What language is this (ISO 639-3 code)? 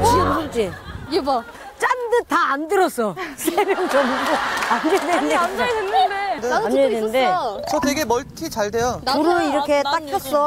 kor